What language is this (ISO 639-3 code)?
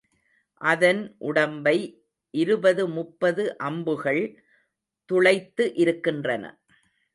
tam